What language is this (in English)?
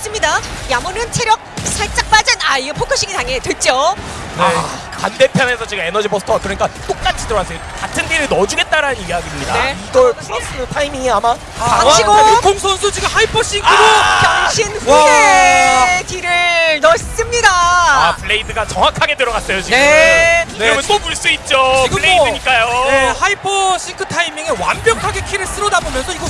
Korean